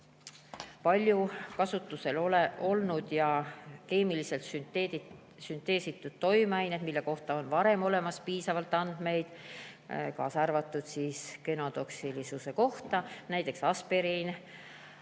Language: Estonian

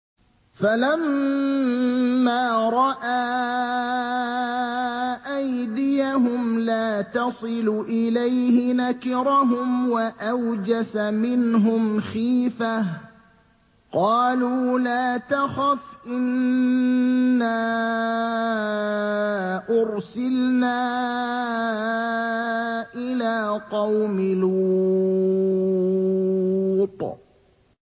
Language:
Arabic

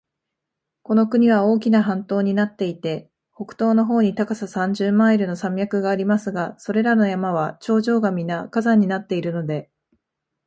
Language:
Japanese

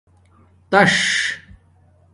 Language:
Domaaki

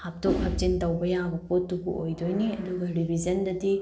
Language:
Manipuri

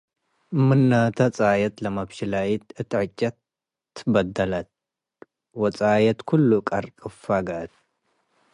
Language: Tigre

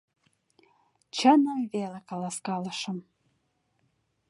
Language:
Mari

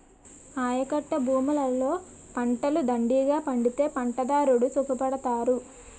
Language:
Telugu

